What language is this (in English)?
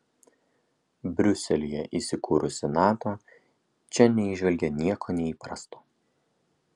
Lithuanian